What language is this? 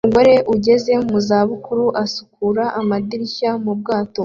Kinyarwanda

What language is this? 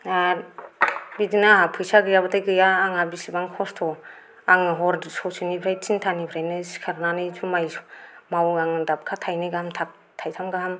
Bodo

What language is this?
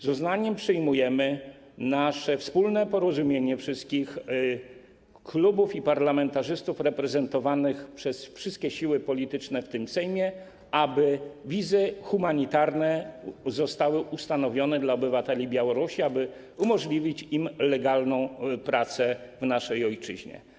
Polish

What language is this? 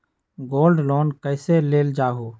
Magahi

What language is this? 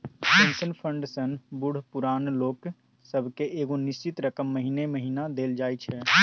Maithili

